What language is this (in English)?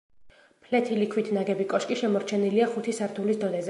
Georgian